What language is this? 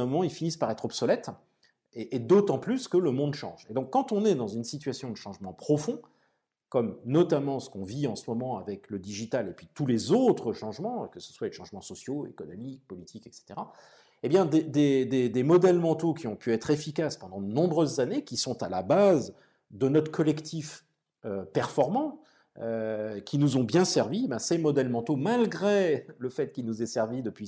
French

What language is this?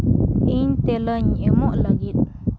Santali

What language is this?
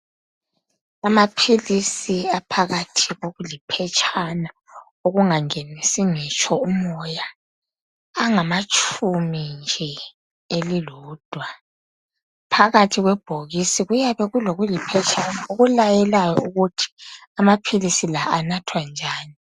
North Ndebele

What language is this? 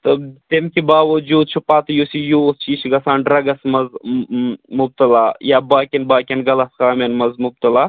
Kashmiri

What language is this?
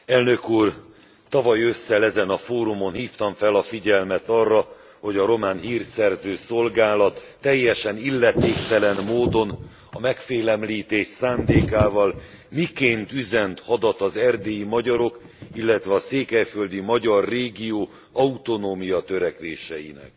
Hungarian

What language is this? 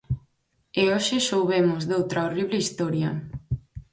Galician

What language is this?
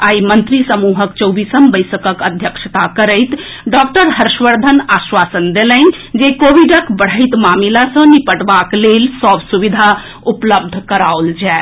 Maithili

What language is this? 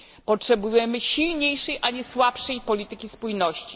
Polish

